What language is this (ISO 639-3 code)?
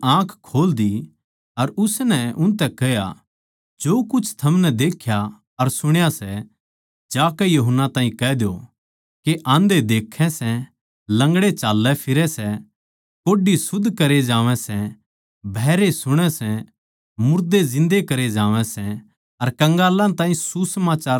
bgc